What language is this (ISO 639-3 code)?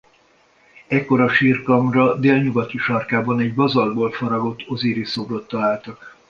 hun